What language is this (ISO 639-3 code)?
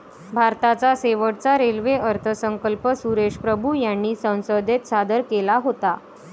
mar